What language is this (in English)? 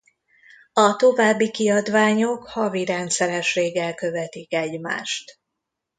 Hungarian